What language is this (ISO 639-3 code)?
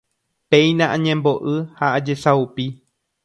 grn